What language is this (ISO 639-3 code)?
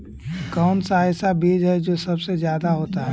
mag